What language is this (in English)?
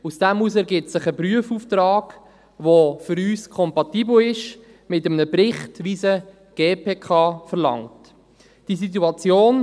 Swiss German